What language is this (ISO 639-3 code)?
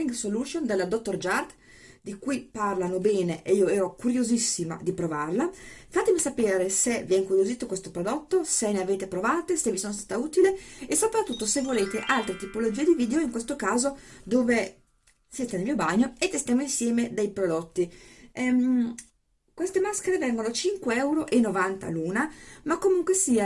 ita